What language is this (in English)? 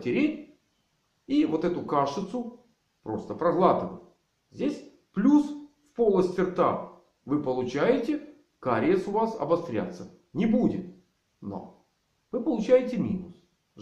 Russian